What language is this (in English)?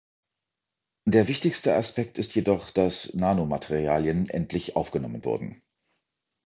German